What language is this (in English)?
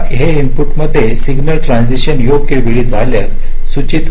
Marathi